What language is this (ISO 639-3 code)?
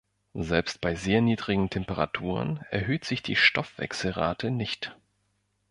deu